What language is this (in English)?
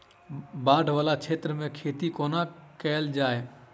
Maithili